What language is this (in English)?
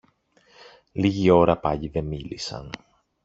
Greek